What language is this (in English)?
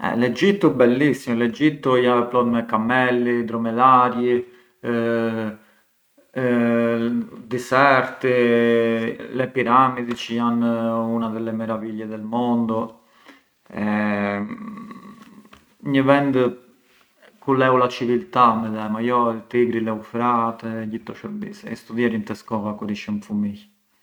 Arbëreshë Albanian